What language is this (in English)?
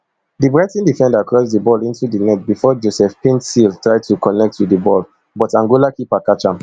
Nigerian Pidgin